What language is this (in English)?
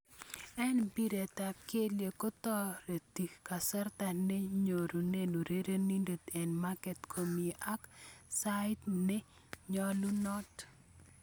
Kalenjin